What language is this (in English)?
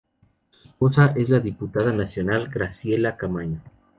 Spanish